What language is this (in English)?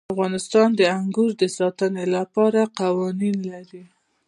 Pashto